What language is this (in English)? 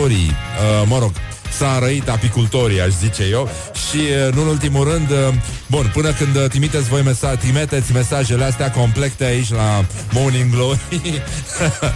Romanian